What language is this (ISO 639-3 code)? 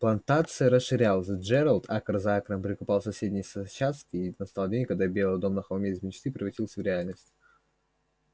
rus